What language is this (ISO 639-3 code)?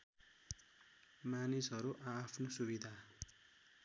nep